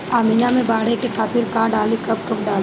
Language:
Bhojpuri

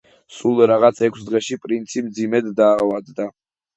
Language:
Georgian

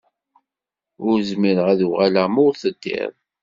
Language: Kabyle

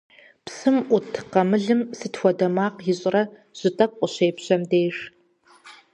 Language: Kabardian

